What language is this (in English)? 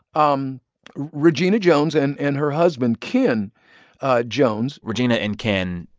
English